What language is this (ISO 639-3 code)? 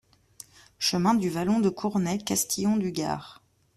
fra